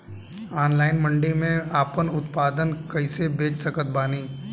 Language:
Bhojpuri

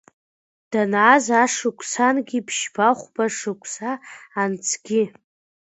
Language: Abkhazian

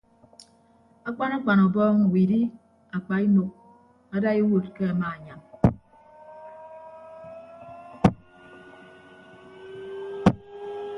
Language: Ibibio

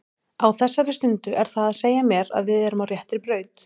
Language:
Icelandic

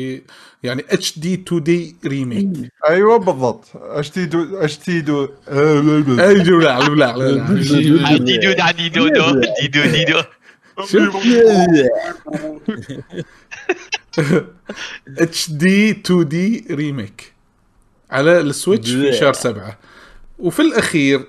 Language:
Arabic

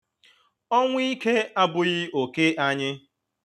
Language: Igbo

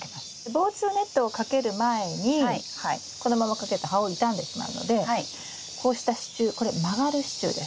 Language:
Japanese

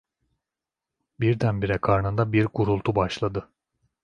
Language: Turkish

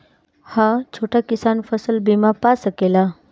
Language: Bhojpuri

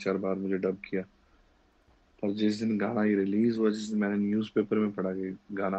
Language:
Hindi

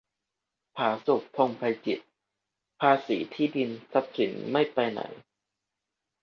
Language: Thai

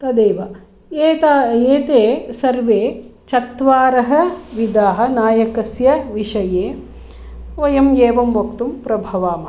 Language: Sanskrit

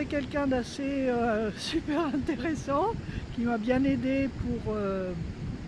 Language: French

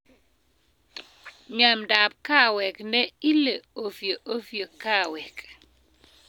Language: Kalenjin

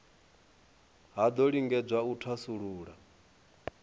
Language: Venda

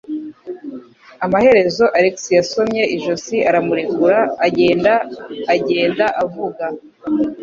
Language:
Kinyarwanda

